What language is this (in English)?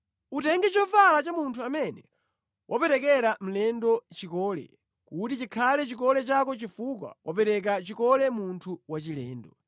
Nyanja